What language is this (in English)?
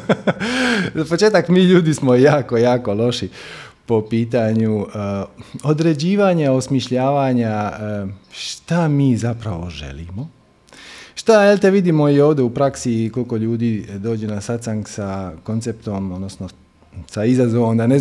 Croatian